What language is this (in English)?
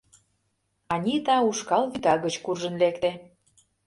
Mari